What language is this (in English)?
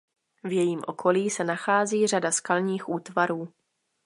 Czech